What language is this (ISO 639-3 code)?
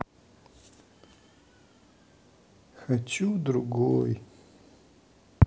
rus